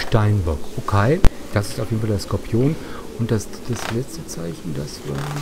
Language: German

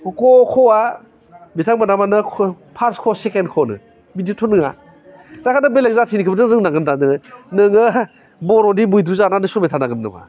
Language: Bodo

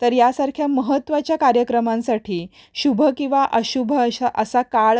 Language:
Marathi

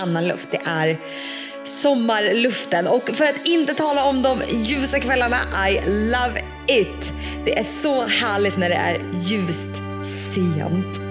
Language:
Swedish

